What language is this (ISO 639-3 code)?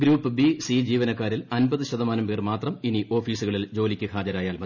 mal